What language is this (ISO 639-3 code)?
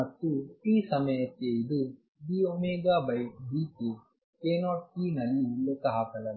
kan